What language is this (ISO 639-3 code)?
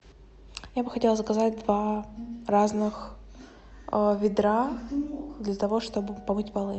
rus